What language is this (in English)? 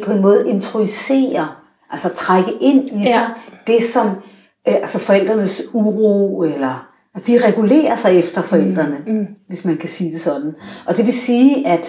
Danish